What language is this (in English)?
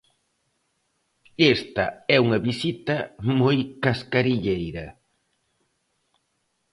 Galician